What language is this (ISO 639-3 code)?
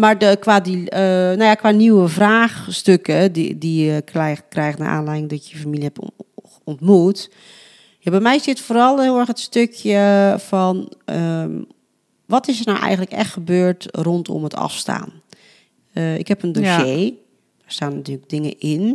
nld